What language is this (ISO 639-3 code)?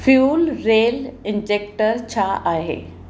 snd